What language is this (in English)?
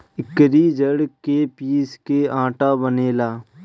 Bhojpuri